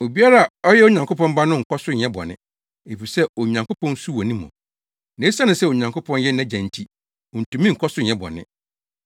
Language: Akan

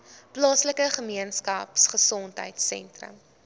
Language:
Afrikaans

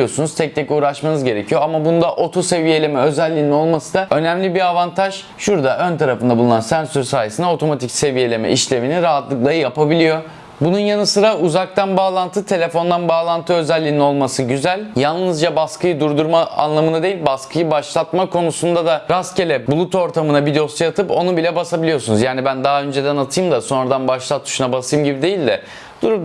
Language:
Turkish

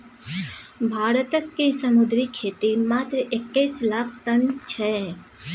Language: Maithili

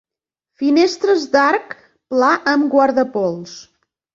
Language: Catalan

